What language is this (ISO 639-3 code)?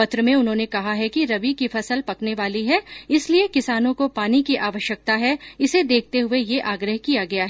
hin